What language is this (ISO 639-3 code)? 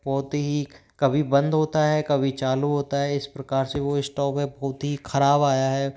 hin